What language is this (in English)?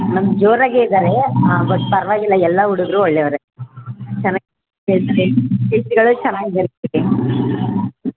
Kannada